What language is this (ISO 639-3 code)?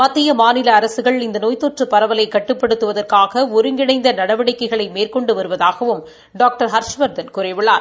tam